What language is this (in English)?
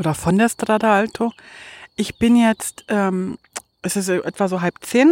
German